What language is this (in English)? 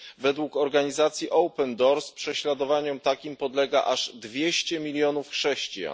Polish